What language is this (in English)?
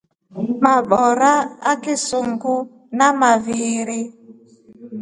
Rombo